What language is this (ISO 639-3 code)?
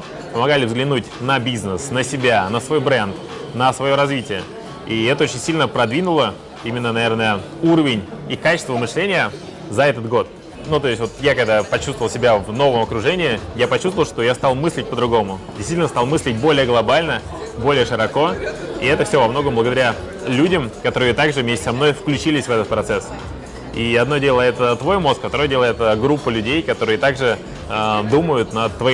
rus